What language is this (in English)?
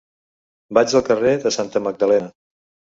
Catalan